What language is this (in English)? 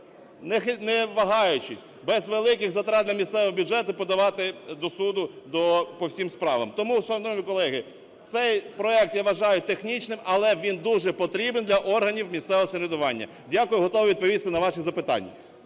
Ukrainian